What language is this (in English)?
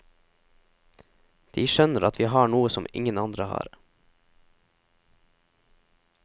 Norwegian